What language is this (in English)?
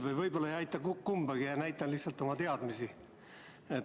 Estonian